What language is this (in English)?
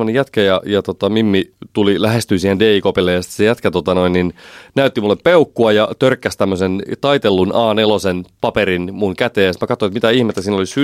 Finnish